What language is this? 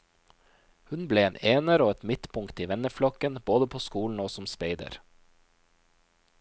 Norwegian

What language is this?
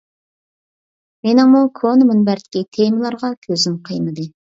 Uyghur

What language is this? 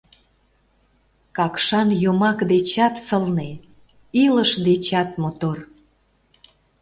Mari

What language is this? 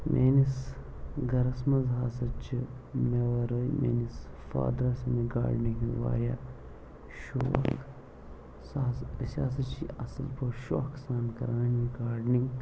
Kashmiri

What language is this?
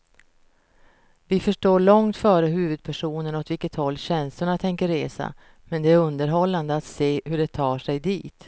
Swedish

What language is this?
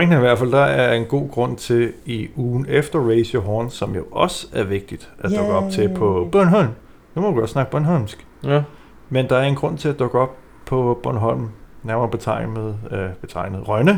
Danish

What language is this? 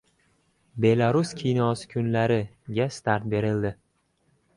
Uzbek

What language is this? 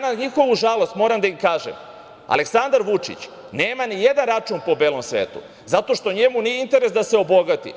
Serbian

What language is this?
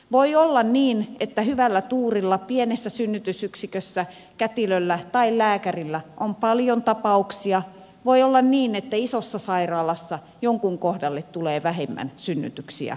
Finnish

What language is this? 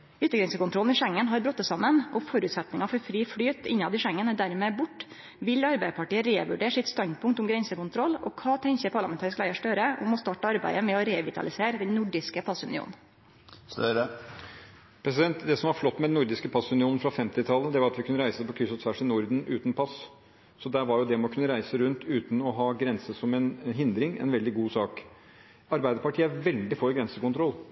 Norwegian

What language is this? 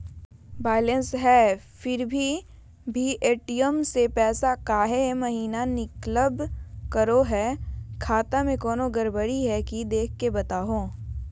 Magahi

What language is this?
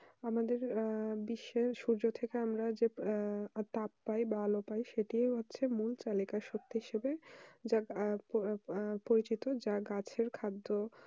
Bangla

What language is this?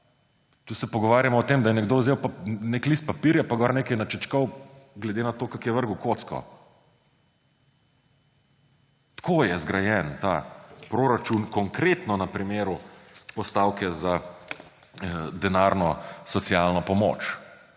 Slovenian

